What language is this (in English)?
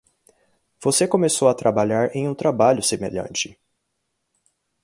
Portuguese